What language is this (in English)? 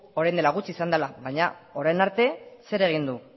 Basque